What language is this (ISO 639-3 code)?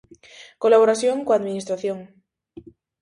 glg